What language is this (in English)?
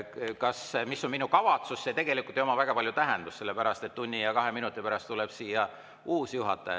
Estonian